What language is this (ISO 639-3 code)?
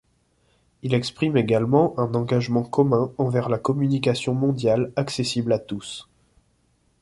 fra